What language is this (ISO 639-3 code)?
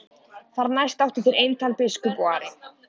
isl